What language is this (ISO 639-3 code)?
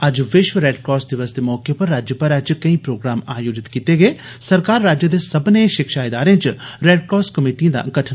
doi